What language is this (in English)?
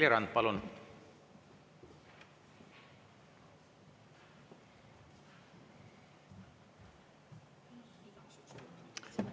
Estonian